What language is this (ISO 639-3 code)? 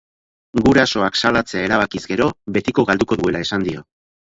eus